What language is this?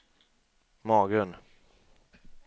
Swedish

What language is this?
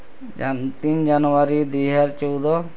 Odia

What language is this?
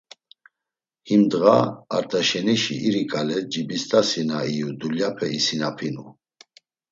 Laz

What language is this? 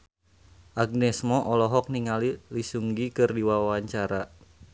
Sundanese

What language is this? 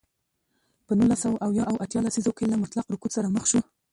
Pashto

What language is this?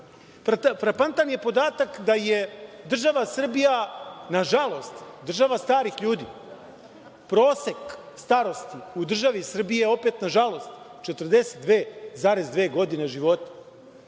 Serbian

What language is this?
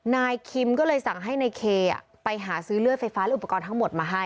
Thai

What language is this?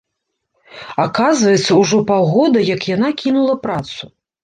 Belarusian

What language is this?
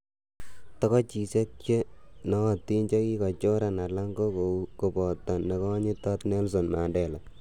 Kalenjin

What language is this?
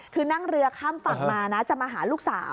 Thai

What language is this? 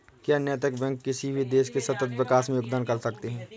Hindi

